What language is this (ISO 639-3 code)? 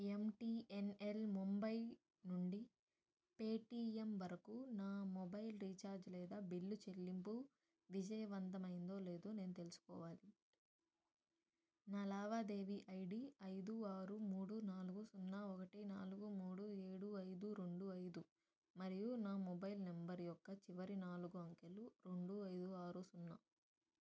tel